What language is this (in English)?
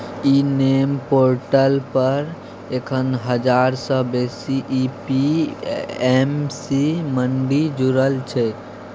Maithili